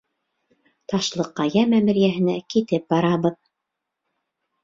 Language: Bashkir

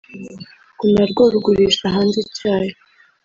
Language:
Kinyarwanda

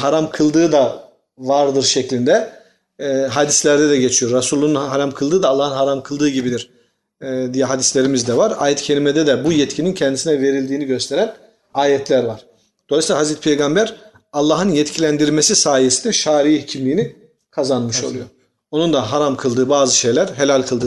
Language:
Turkish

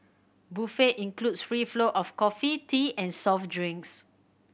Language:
English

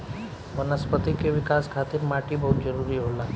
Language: Bhojpuri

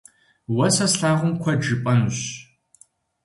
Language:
Kabardian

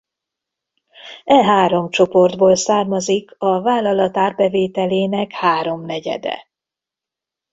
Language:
Hungarian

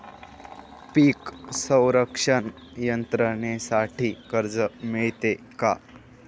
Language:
Marathi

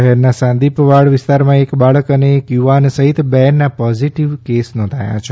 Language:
Gujarati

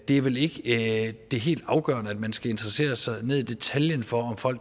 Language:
Danish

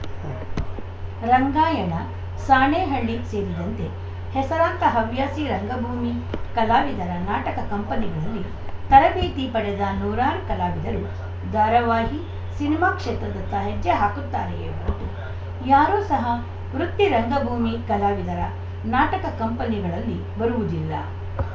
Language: Kannada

